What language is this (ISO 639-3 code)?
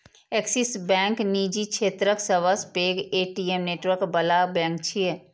mai